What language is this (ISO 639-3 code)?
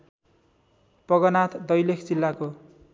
nep